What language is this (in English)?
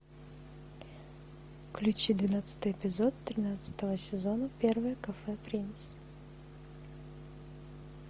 Russian